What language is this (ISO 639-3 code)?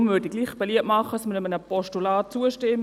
gsw